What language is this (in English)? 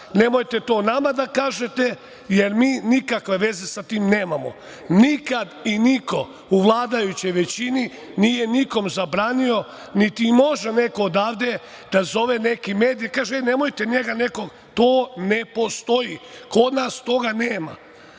Serbian